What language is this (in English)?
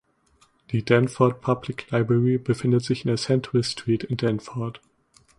German